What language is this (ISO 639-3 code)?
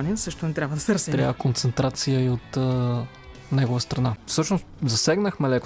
bul